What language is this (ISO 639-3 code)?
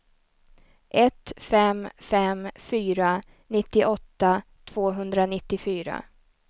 swe